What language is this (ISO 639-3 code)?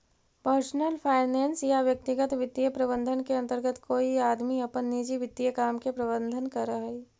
mag